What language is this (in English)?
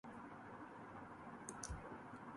Urdu